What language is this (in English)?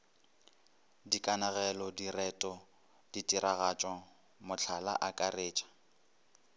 Northern Sotho